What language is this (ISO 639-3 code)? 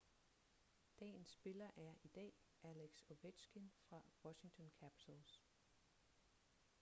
dan